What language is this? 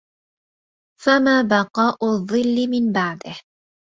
Arabic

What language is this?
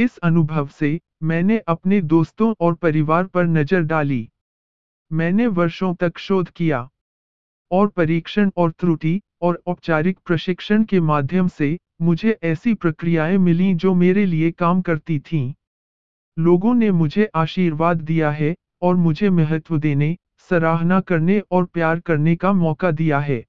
Hindi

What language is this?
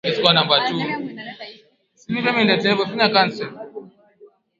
Swahili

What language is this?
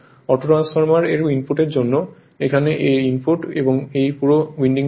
Bangla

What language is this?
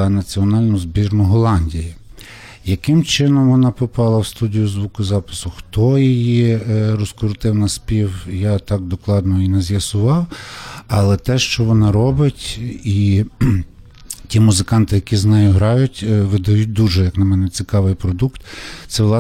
Ukrainian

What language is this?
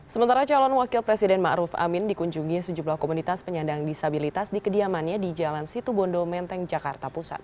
Indonesian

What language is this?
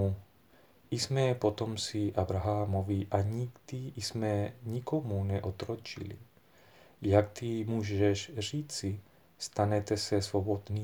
Czech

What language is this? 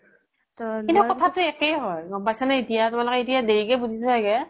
Assamese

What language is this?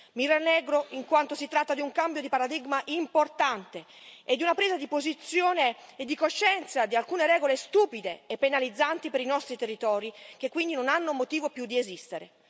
Italian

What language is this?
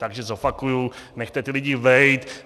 Czech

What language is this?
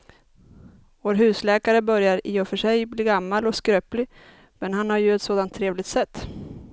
Swedish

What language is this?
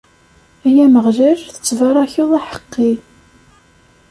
Kabyle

